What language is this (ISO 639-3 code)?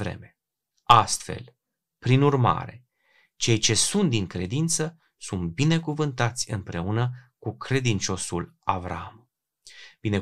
ron